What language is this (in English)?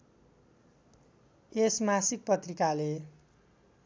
Nepali